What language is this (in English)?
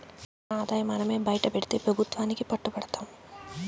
Telugu